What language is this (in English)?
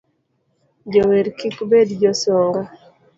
Luo (Kenya and Tanzania)